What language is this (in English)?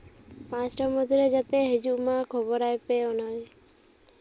Santali